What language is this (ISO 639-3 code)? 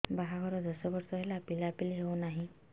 ori